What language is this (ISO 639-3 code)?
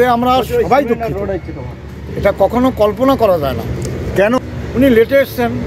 tha